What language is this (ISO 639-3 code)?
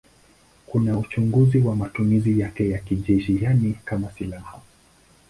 swa